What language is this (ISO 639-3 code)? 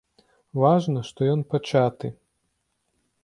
bel